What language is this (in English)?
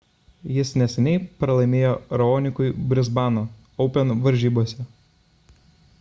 Lithuanian